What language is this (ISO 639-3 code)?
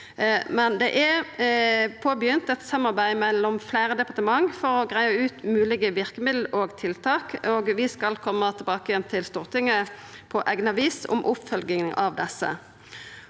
nor